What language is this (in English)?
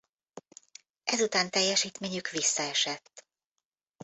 Hungarian